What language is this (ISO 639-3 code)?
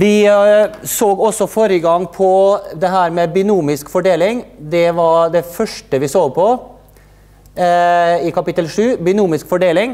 nor